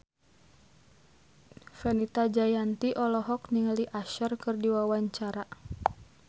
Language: Sundanese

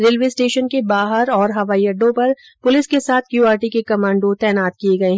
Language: Hindi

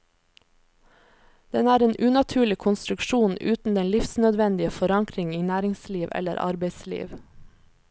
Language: Norwegian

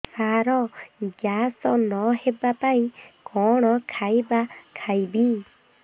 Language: Odia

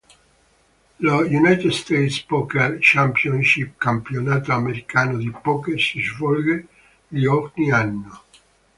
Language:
Italian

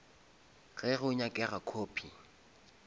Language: Northern Sotho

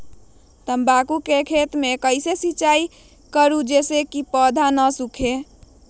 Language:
Magahi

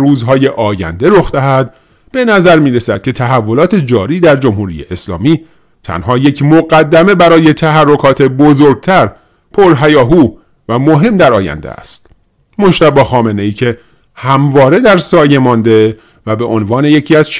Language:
Persian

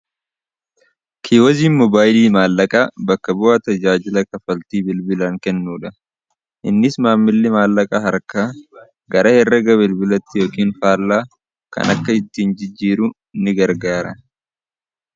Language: Oromo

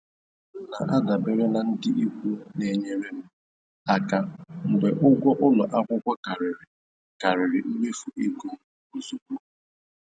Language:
Igbo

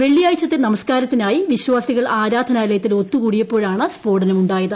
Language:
Malayalam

